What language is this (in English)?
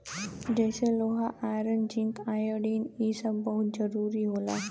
Bhojpuri